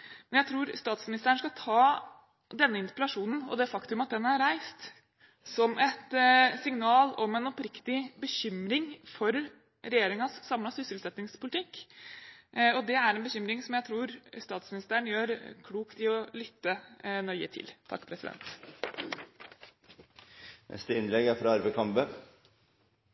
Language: Norwegian Bokmål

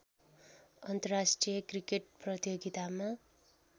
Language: Nepali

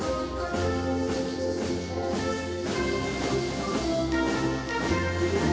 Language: Indonesian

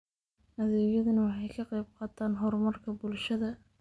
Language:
Somali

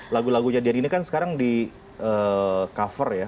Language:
Indonesian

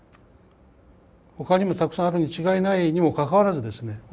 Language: Japanese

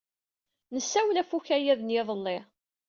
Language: Kabyle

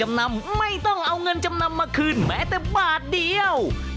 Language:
Thai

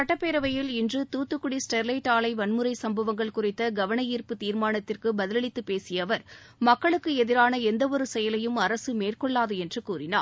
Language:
Tamil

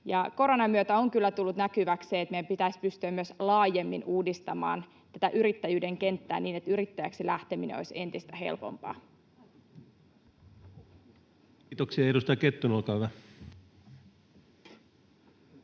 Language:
Finnish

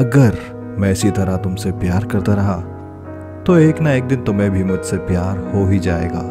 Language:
Hindi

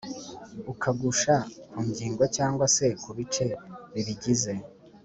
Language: Kinyarwanda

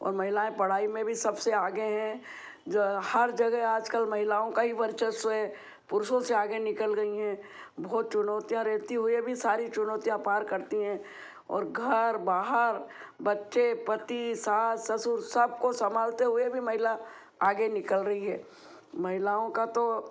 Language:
Hindi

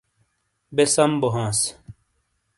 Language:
Shina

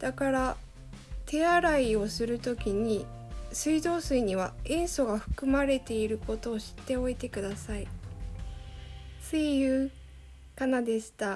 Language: Japanese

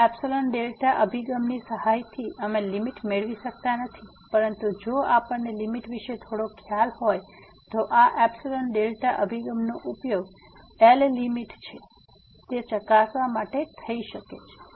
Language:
Gujarati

